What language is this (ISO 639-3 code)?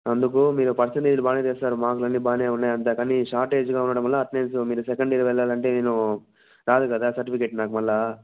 tel